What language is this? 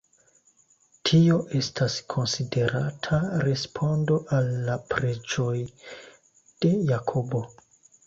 Esperanto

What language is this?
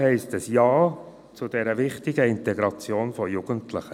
Swiss German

